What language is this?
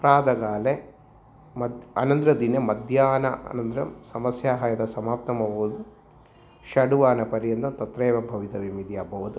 Sanskrit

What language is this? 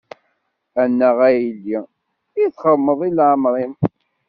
Kabyle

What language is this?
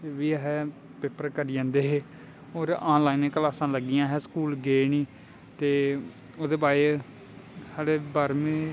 Dogri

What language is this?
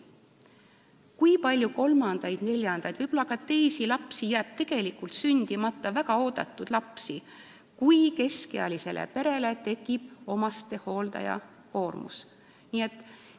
Estonian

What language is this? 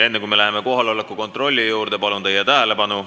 Estonian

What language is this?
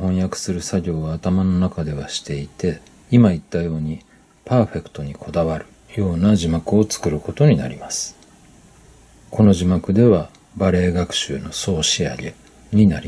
Japanese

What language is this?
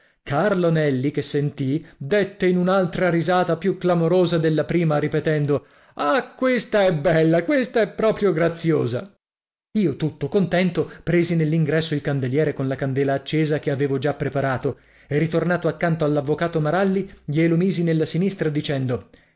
Italian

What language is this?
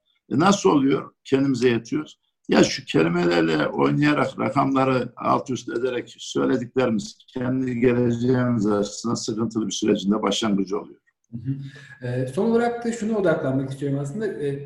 Turkish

